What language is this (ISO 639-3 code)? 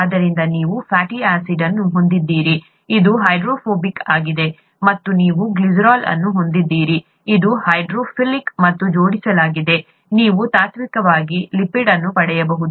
kan